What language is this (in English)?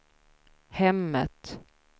Swedish